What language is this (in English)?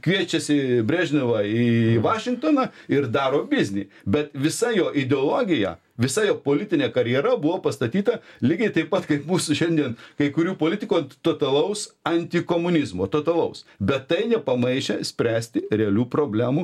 Lithuanian